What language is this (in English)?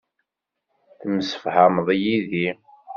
Kabyle